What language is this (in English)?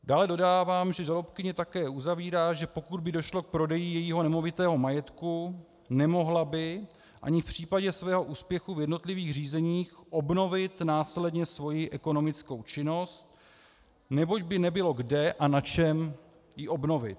Czech